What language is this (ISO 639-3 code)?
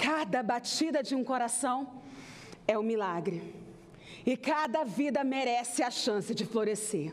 por